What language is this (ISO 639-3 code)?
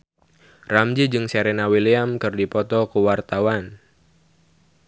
sun